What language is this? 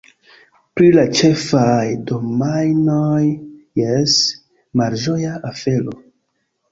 Esperanto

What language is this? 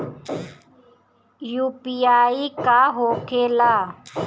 Bhojpuri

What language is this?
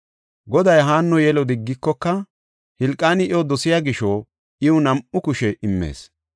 Gofa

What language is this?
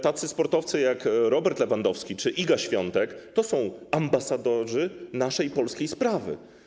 Polish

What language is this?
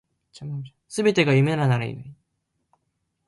Japanese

